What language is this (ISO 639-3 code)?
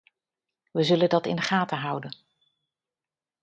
nld